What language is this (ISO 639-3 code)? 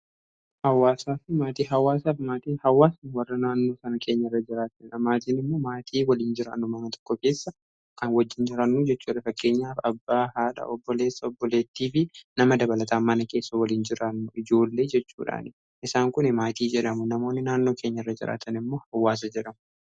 orm